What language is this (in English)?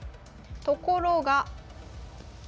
Japanese